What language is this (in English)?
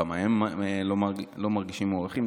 Hebrew